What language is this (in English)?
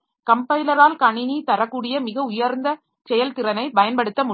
Tamil